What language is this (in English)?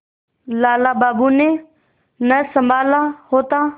Hindi